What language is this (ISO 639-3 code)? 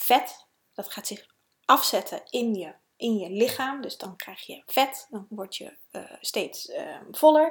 nld